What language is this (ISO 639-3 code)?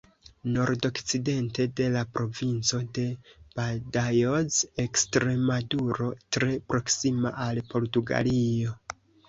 epo